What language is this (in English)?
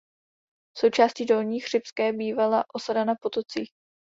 Czech